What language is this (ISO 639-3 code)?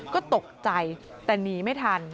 tha